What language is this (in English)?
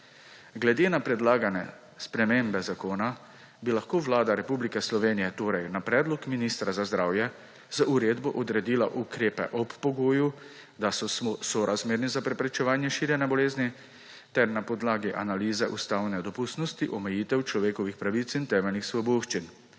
Slovenian